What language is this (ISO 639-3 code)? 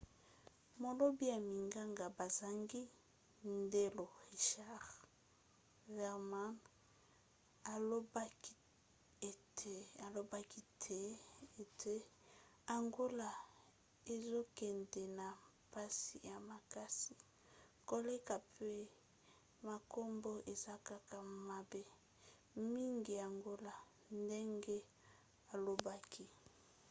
lin